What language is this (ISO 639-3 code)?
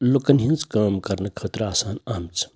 kas